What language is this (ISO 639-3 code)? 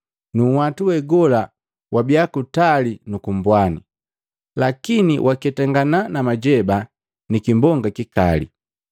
mgv